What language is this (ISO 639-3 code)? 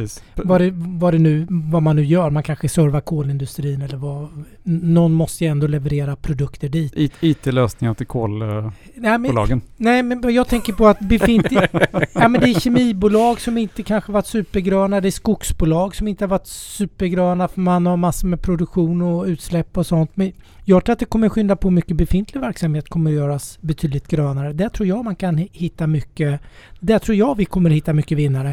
swe